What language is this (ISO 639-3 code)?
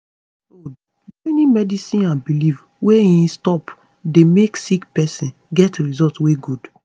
pcm